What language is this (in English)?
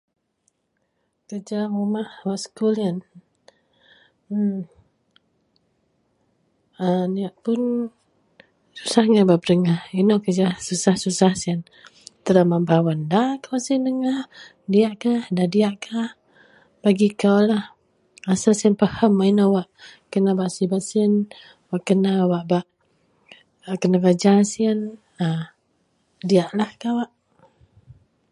Central Melanau